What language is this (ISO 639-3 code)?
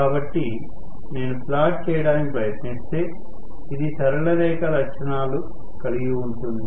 tel